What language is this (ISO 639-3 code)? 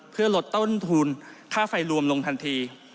tha